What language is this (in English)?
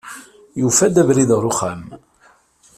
Kabyle